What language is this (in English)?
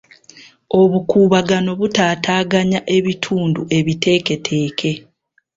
Ganda